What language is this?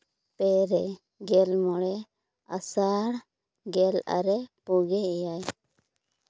Santali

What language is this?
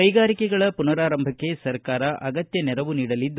Kannada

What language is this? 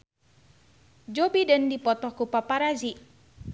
Sundanese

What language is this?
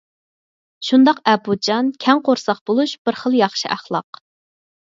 Uyghur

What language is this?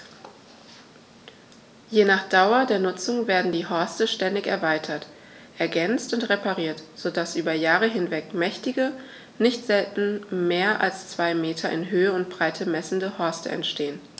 German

